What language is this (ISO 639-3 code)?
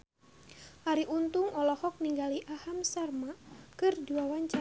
sun